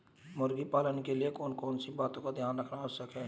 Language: Hindi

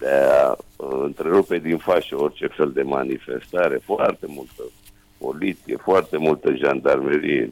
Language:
Romanian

